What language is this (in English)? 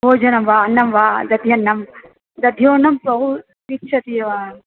Sanskrit